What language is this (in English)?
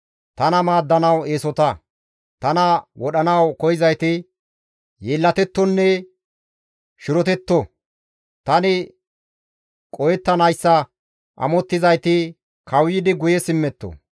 Gamo